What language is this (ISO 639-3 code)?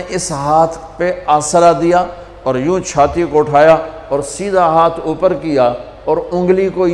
ara